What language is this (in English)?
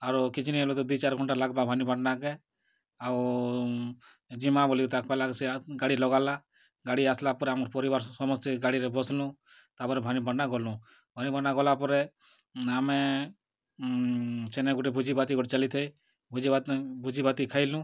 Odia